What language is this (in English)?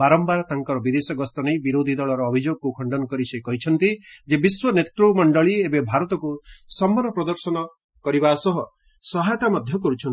Odia